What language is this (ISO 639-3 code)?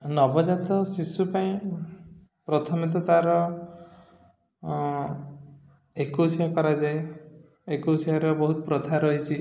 ori